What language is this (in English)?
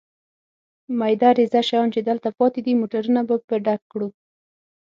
Pashto